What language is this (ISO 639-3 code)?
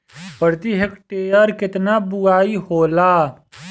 bho